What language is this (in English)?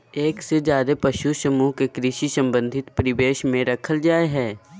Magahi